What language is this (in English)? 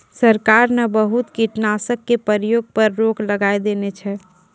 Maithili